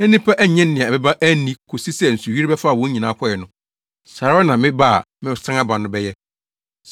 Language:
Akan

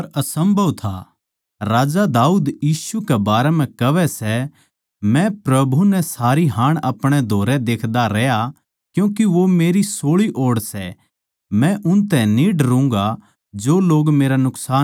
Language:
Haryanvi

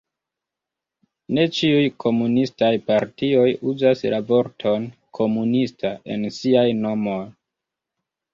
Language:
Esperanto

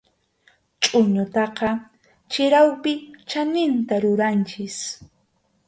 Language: Arequipa-La Unión Quechua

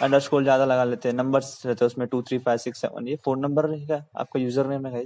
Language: Hindi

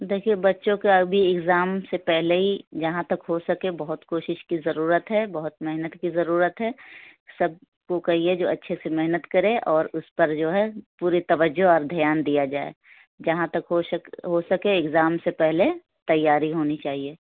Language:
Urdu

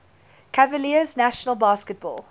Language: English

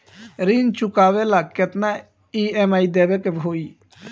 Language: Bhojpuri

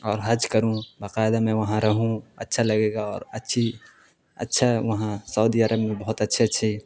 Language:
Urdu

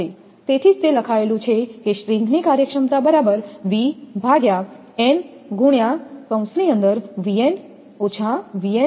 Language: Gujarati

